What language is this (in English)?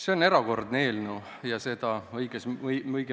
Estonian